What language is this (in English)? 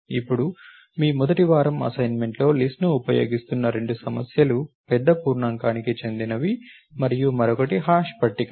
Telugu